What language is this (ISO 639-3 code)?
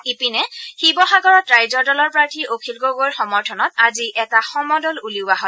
asm